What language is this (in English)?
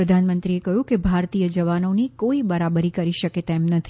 Gujarati